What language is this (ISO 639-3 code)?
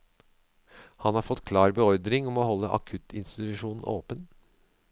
nor